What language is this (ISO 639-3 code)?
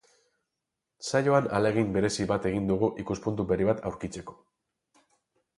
eus